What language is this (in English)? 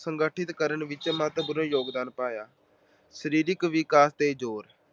Punjabi